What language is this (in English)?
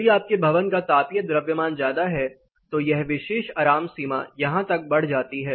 Hindi